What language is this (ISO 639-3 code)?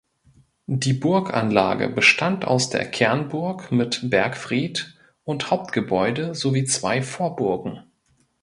deu